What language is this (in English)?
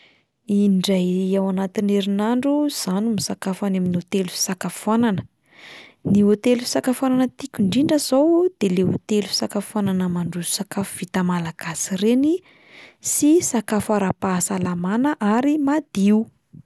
Malagasy